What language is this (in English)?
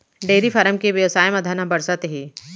Chhattisgarhi